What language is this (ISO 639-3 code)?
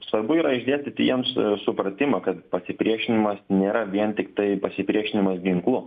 lit